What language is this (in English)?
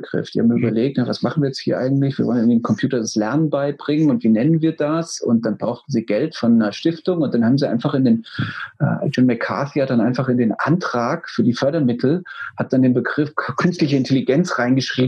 German